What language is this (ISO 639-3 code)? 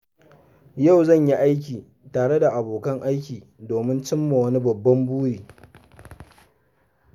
hau